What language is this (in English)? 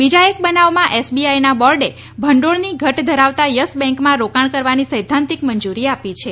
Gujarati